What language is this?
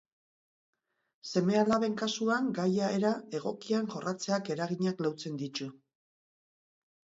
Basque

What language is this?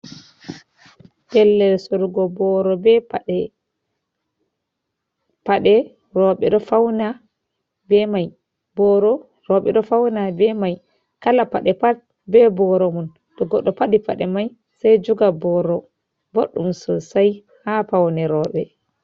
Fula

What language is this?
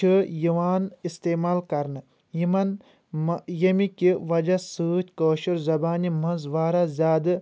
Kashmiri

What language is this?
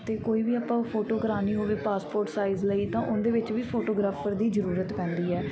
Punjabi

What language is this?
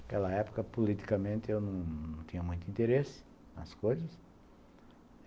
Portuguese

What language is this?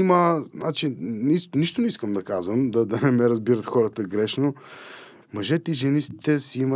Bulgarian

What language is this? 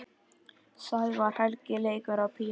Icelandic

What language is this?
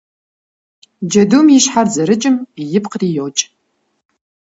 Kabardian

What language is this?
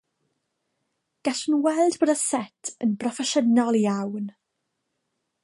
Welsh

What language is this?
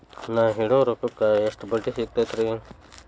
Kannada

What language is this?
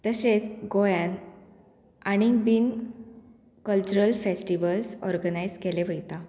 Konkani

